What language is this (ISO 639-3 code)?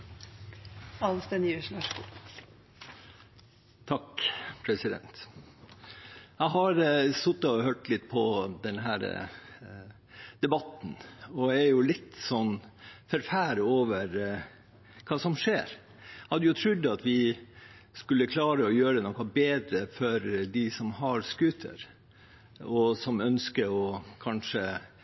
nob